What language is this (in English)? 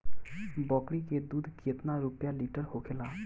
Bhojpuri